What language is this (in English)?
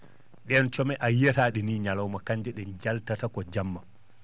Fula